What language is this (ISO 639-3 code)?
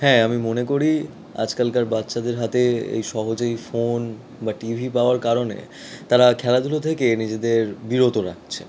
ben